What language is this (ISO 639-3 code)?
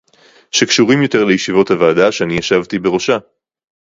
heb